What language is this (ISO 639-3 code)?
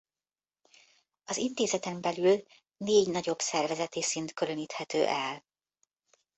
hun